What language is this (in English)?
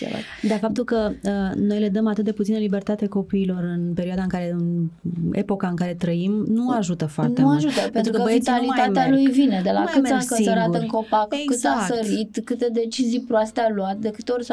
Romanian